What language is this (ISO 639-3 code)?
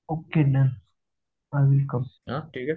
mar